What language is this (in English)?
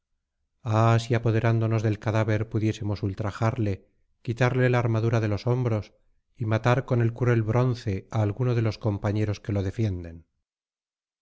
Spanish